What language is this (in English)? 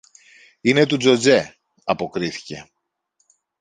Greek